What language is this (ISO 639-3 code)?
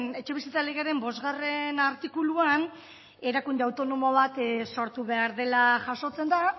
eus